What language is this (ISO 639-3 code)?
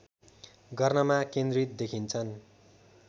nep